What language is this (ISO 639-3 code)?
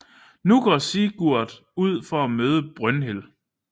dan